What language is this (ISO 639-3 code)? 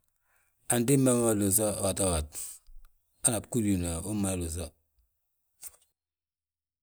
bjt